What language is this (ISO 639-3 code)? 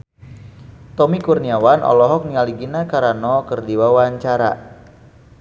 sun